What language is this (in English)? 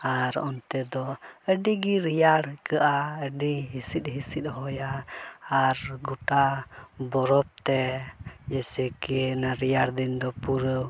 Santali